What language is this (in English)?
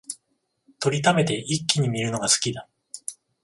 Japanese